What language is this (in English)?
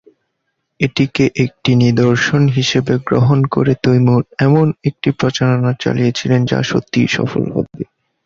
Bangla